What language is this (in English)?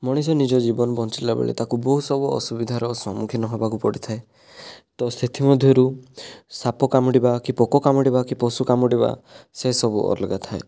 Odia